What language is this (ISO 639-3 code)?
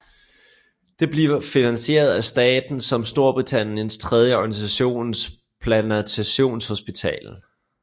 dan